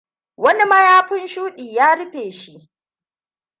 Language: Hausa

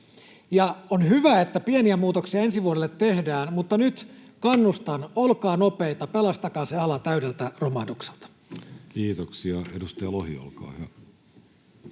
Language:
Finnish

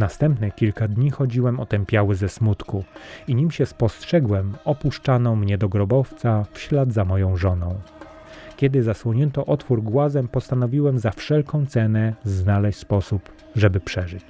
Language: Polish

